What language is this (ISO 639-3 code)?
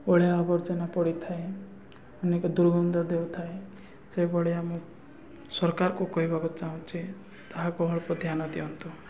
ori